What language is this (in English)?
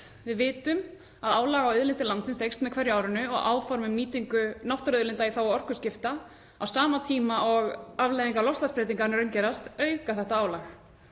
Icelandic